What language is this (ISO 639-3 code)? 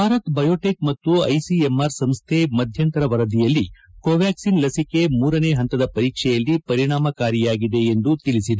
kan